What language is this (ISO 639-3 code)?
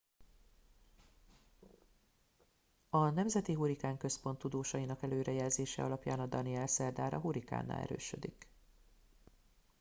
hun